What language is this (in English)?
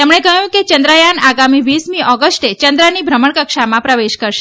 Gujarati